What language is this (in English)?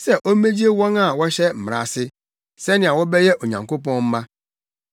Akan